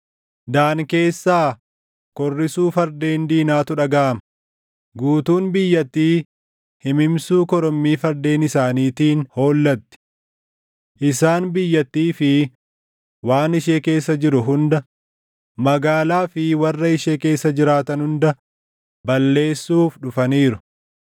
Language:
Oromo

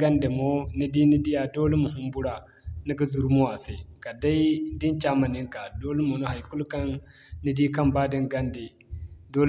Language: Zarma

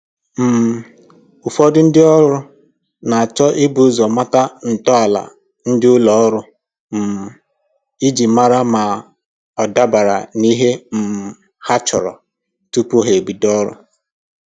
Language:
Igbo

